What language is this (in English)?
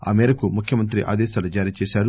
Telugu